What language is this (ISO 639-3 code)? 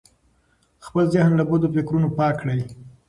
pus